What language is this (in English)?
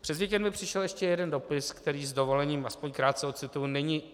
Czech